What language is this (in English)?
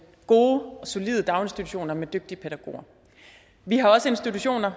Danish